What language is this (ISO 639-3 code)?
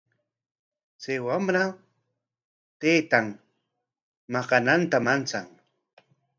qwa